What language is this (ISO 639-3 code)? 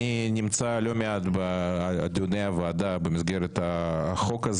heb